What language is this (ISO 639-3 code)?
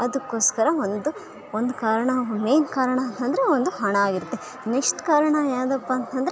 kan